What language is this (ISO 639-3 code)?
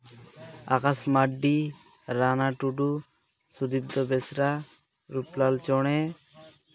sat